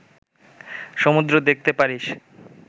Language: Bangla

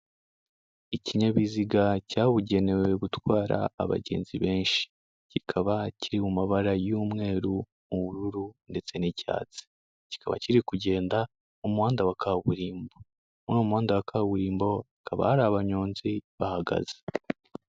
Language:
Kinyarwanda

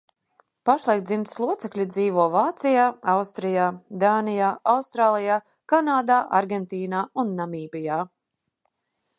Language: Latvian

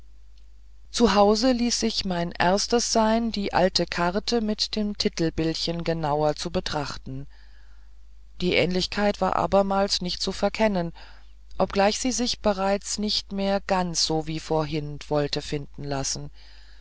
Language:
German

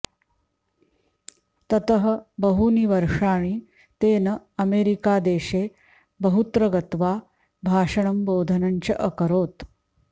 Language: Sanskrit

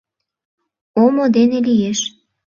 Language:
Mari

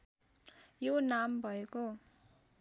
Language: Nepali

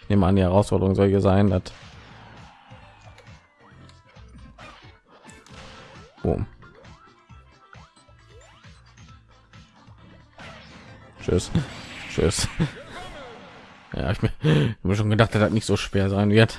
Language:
German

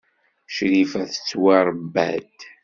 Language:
Kabyle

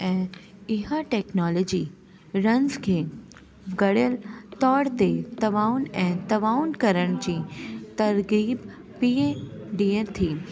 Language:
Sindhi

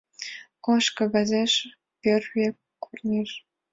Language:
Mari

